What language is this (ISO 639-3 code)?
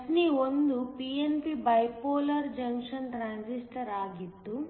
kan